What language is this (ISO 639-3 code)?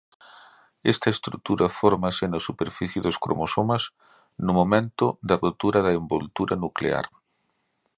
glg